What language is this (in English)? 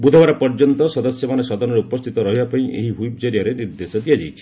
Odia